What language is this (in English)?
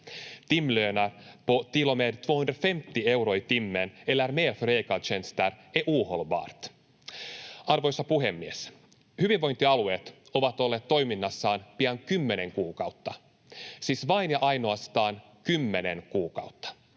Finnish